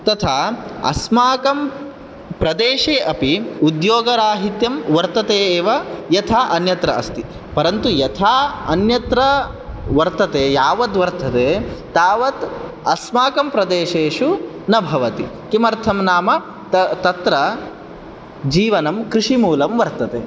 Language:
Sanskrit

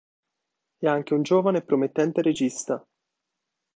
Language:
Italian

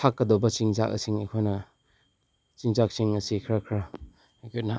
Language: Manipuri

